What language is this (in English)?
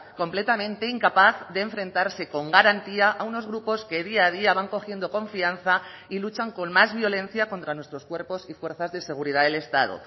Spanish